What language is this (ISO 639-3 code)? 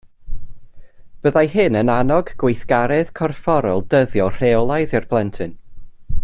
cym